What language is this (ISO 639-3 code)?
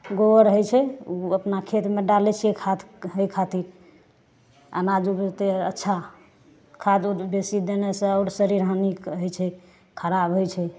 mai